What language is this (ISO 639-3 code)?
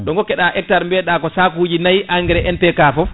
ful